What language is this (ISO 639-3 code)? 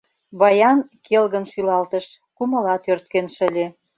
chm